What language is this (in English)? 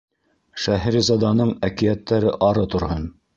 Bashkir